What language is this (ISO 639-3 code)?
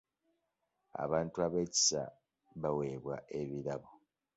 lug